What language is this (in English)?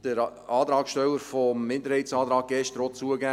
Swiss German